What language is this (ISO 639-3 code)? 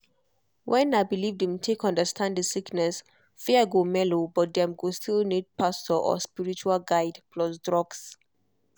pcm